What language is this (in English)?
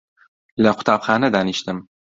Central Kurdish